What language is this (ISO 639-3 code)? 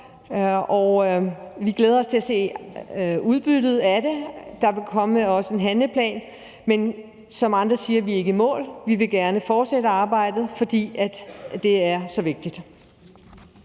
dan